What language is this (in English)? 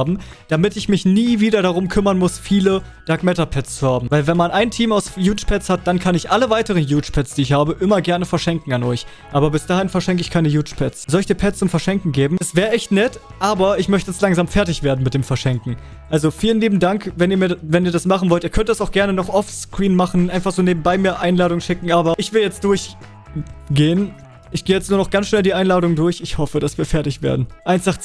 German